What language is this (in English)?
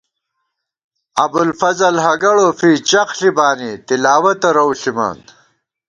Gawar-Bati